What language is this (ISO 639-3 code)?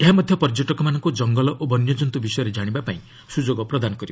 ori